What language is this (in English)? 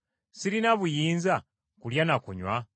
Ganda